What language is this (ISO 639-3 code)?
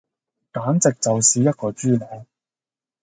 yue